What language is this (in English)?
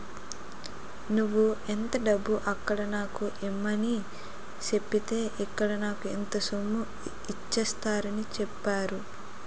Telugu